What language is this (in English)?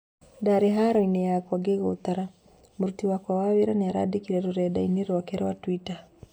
Kikuyu